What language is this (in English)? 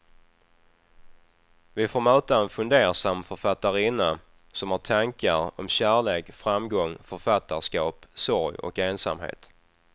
Swedish